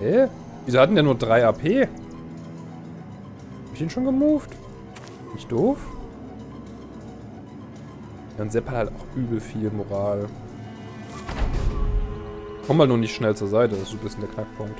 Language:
German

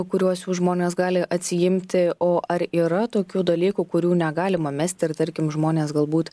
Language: Lithuanian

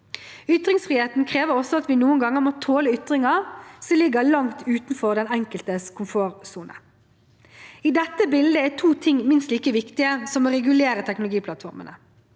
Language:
Norwegian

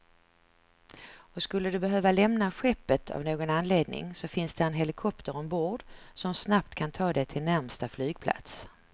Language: Swedish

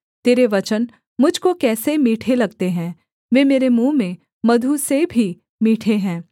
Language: Hindi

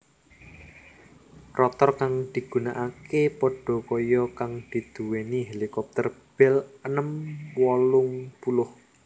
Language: Javanese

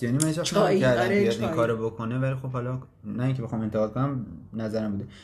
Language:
Persian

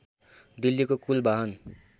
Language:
Nepali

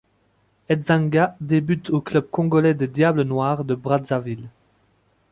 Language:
French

